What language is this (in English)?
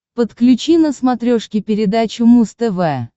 Russian